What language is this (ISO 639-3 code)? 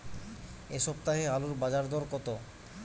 ben